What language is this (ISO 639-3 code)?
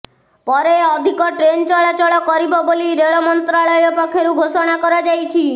ori